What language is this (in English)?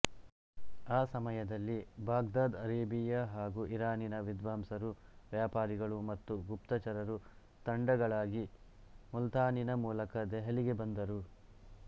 Kannada